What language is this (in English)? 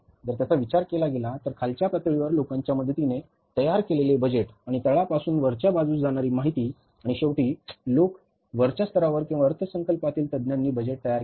Marathi